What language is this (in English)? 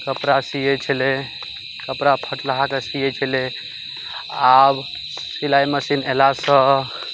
Maithili